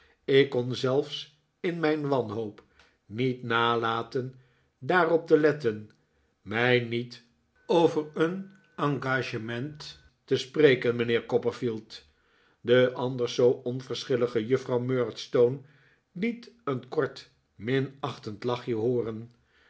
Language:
Dutch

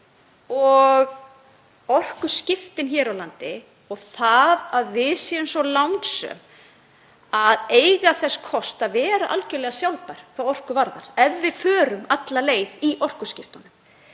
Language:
Icelandic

